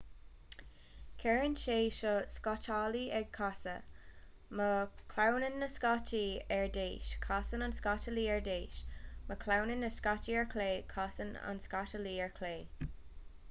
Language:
Irish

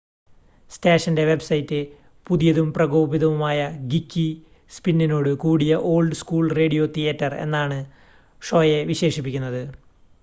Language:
Malayalam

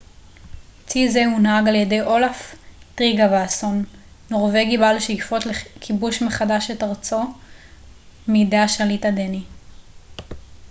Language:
Hebrew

